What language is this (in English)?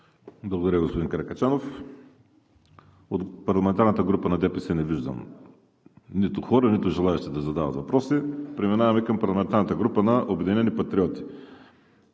Bulgarian